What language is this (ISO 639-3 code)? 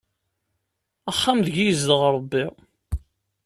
kab